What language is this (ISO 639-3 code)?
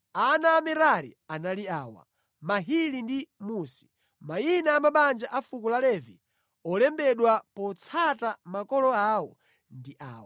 nya